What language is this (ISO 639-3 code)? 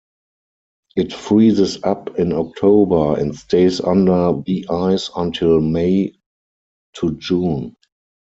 eng